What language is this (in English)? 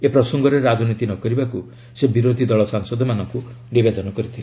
Odia